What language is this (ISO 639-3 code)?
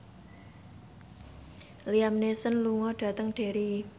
jav